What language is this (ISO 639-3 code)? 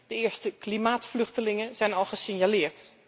nld